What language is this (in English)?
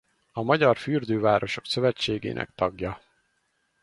Hungarian